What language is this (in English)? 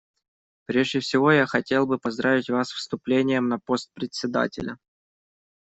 Russian